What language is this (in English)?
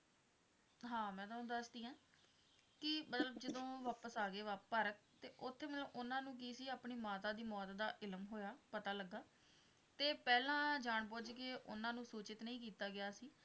Punjabi